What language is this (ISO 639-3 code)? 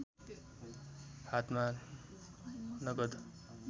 nep